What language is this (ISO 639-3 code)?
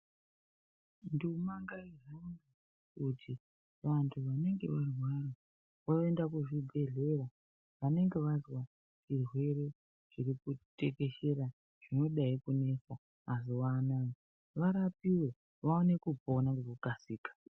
ndc